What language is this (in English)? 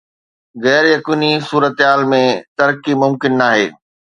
Sindhi